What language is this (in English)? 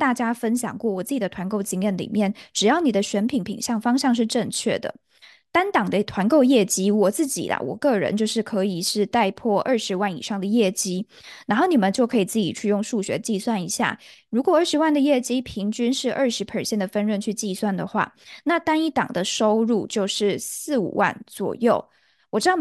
Chinese